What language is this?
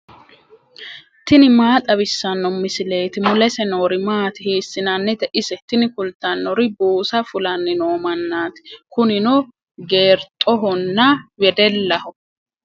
Sidamo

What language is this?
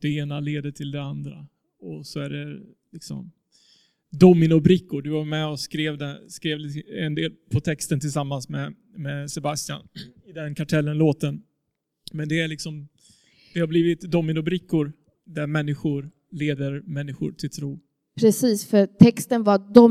Swedish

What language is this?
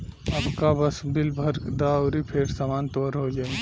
Bhojpuri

